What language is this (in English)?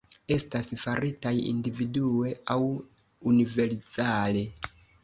Esperanto